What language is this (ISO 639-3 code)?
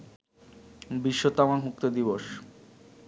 ben